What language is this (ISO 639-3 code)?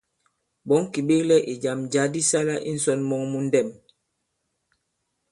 abb